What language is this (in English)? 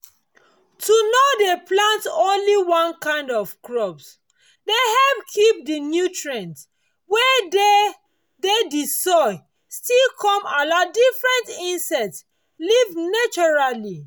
Nigerian Pidgin